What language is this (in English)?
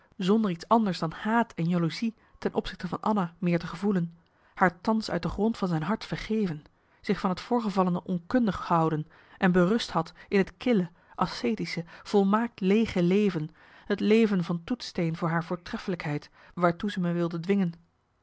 Dutch